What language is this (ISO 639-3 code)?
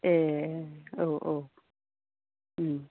brx